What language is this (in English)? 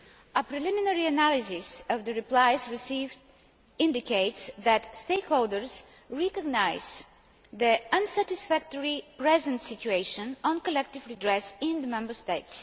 English